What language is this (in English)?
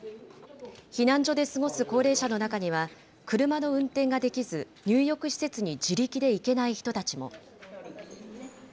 Japanese